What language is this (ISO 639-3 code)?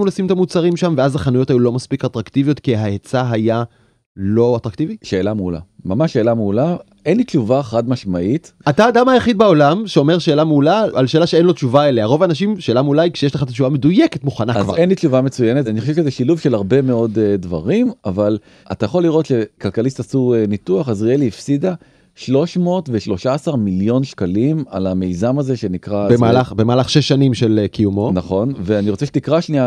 heb